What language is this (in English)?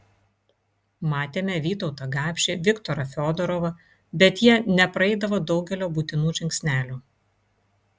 Lithuanian